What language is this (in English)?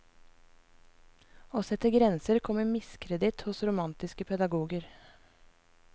Norwegian